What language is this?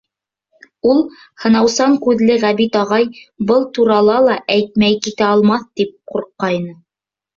Bashkir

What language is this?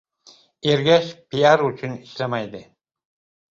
Uzbek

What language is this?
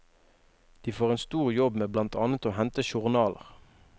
Norwegian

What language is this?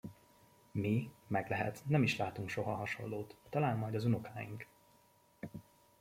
Hungarian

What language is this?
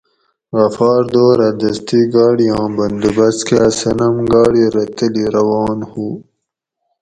Gawri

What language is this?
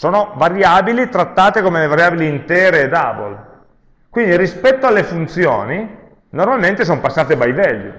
Italian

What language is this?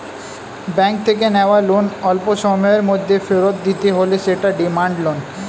Bangla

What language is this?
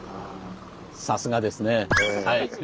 Japanese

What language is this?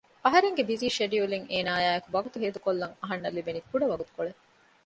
Divehi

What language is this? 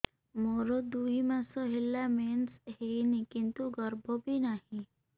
Odia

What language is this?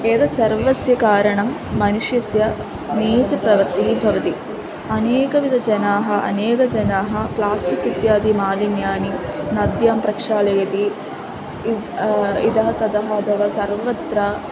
Sanskrit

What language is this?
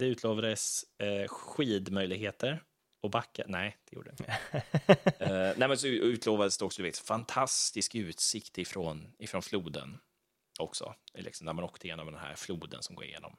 Swedish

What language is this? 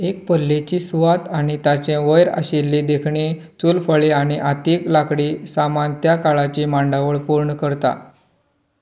Konkani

